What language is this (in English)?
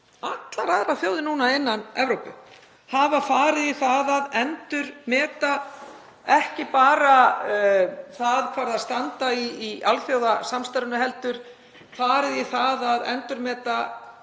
Icelandic